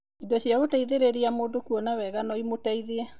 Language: Kikuyu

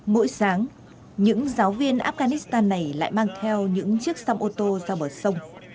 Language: Vietnamese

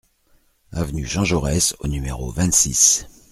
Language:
French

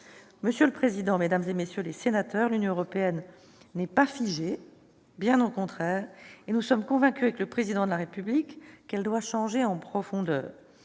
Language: French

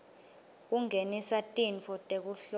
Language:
Swati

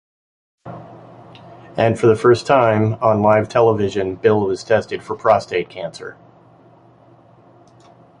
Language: English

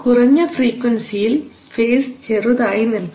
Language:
Malayalam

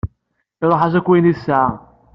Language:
Kabyle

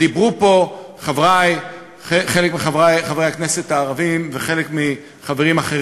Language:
Hebrew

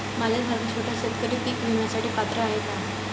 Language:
Marathi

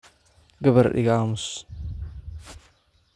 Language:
Somali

